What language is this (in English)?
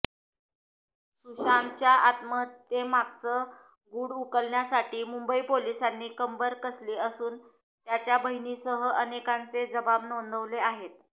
Marathi